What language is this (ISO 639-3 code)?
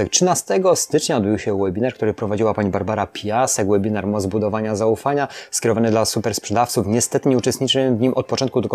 pol